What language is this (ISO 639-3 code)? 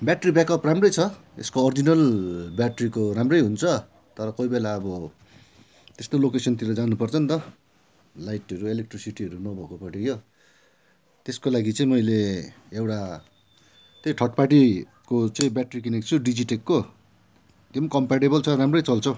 nep